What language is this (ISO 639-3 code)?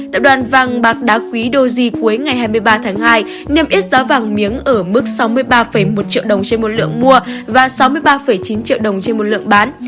vie